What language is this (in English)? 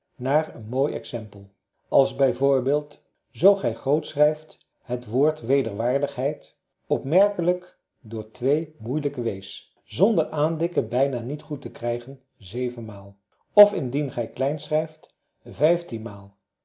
Dutch